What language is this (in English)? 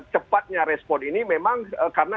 Indonesian